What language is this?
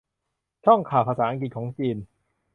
Thai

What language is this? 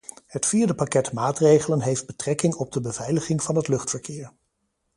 Dutch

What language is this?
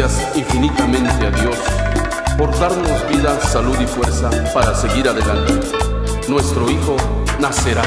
Spanish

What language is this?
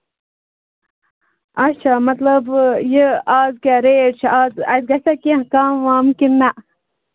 Kashmiri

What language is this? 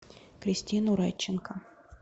Russian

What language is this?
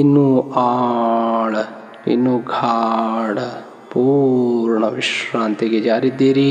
Kannada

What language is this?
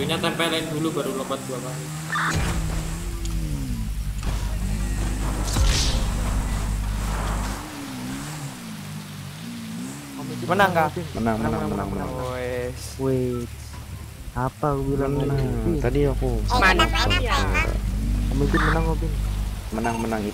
Indonesian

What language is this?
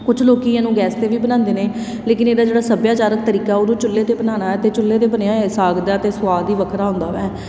Punjabi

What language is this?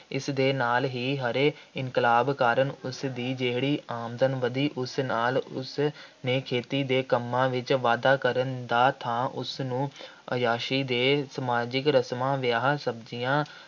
Punjabi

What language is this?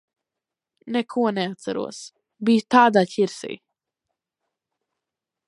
Latvian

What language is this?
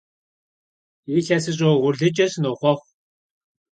Kabardian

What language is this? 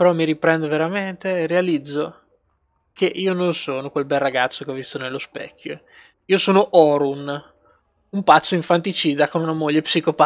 Italian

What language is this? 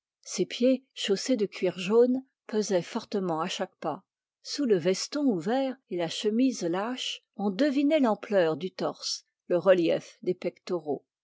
French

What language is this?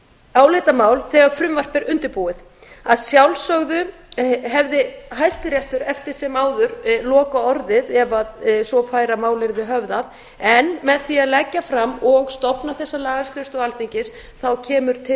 Icelandic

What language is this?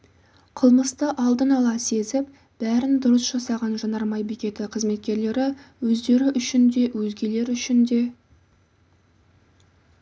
Kazakh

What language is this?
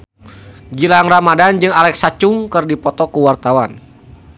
Sundanese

